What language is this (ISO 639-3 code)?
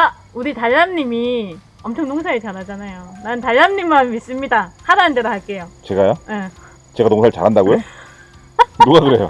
kor